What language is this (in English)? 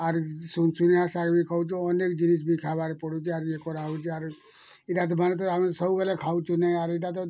Odia